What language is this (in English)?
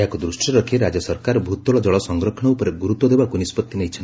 Odia